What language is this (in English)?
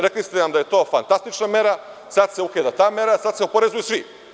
Serbian